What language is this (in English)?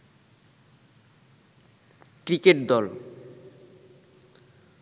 Bangla